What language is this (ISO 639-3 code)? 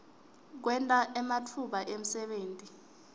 ssw